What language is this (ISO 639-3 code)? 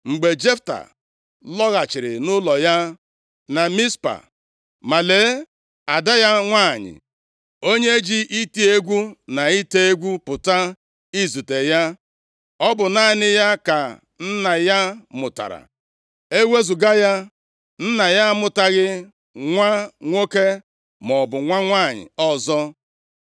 ibo